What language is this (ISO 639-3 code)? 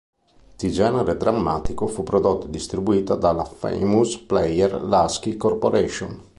ita